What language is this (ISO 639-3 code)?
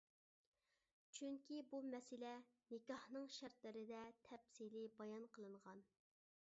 uig